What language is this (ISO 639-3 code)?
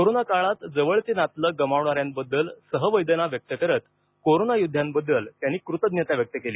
mar